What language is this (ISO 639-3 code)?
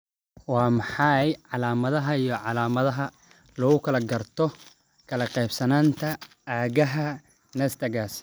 som